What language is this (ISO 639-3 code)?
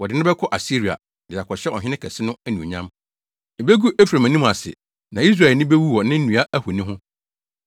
aka